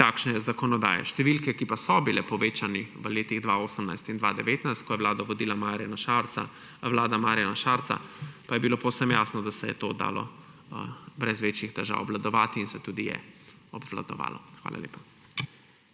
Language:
Slovenian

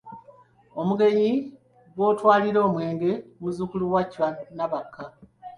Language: Ganda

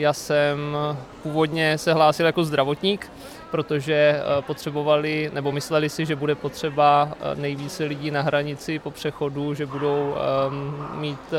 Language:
Czech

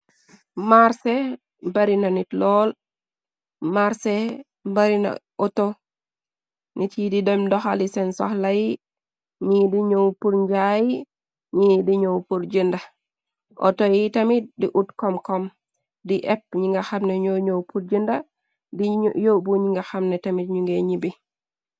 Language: Wolof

